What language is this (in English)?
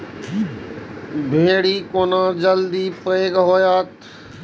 Maithili